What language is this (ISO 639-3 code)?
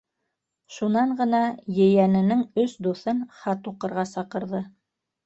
bak